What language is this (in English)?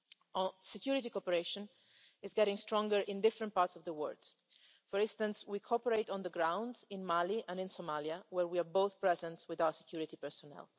English